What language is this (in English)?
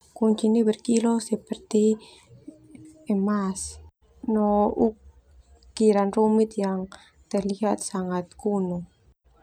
Termanu